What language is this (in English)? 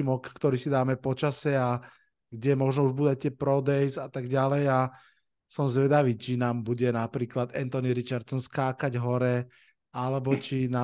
Slovak